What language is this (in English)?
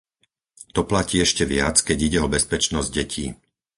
Slovak